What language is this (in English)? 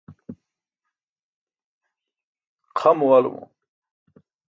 Burushaski